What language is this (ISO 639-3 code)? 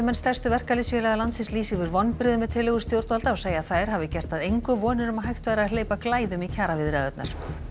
isl